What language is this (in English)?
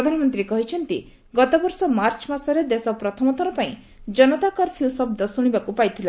Odia